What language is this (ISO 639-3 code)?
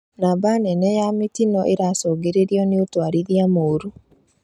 kik